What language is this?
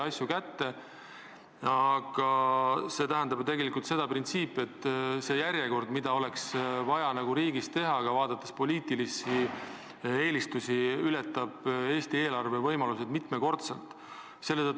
Estonian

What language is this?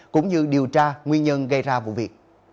Vietnamese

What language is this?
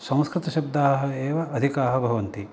Sanskrit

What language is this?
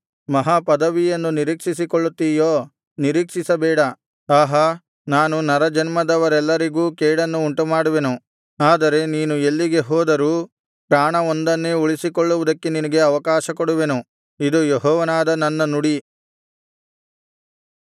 Kannada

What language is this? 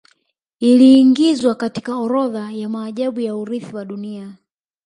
Swahili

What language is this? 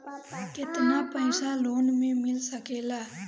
Bhojpuri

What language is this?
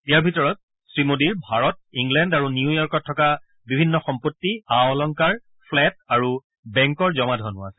Assamese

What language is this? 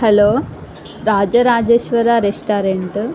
Telugu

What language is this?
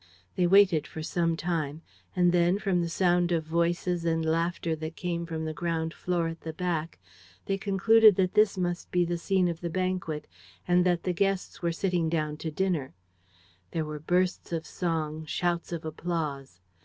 English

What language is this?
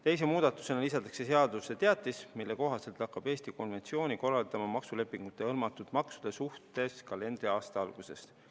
Estonian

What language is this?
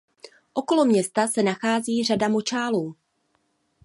Czech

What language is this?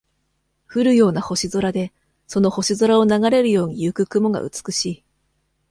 Japanese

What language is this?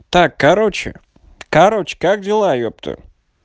Russian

